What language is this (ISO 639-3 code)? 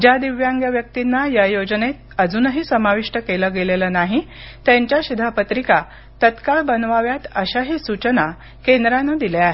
mar